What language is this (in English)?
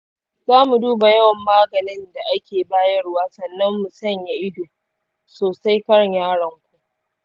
Hausa